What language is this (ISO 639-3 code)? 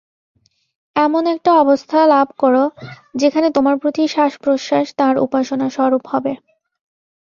ben